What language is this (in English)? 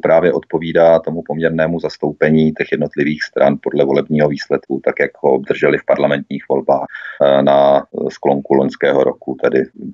Czech